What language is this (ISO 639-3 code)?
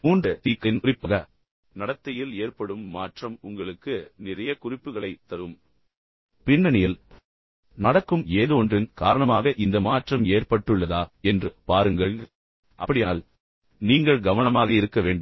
tam